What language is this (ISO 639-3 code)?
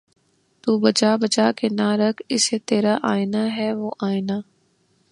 urd